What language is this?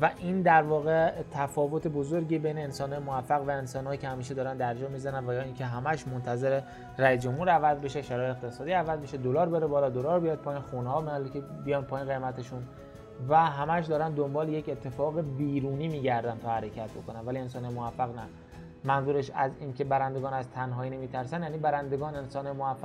Persian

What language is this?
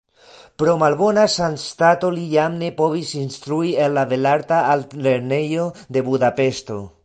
Esperanto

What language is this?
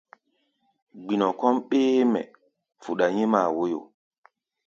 Gbaya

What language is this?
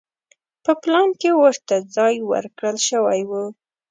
Pashto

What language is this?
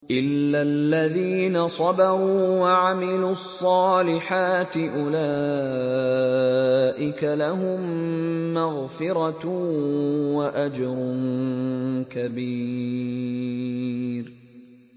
Arabic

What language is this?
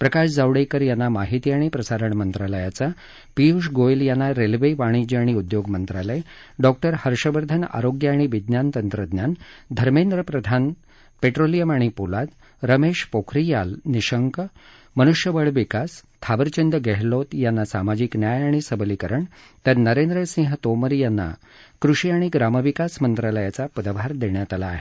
Marathi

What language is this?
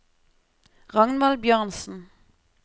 Norwegian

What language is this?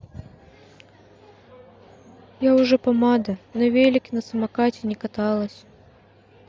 Russian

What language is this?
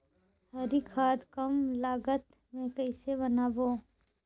Chhattisgarhi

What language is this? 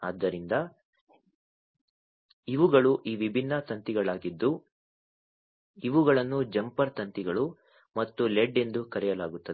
Kannada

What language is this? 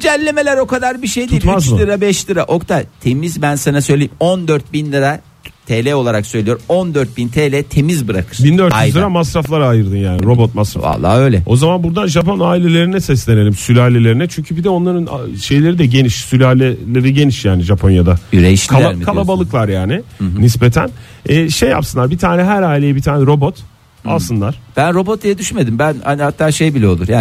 Turkish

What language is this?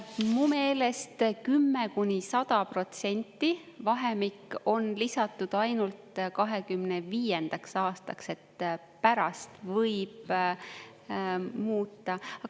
Estonian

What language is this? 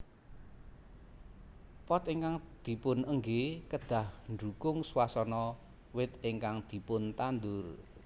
Javanese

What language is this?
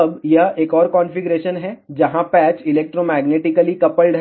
Hindi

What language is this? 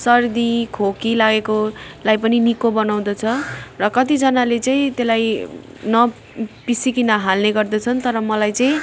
Nepali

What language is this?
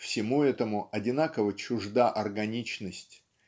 Russian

